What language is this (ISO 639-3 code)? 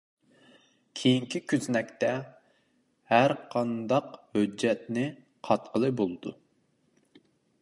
uig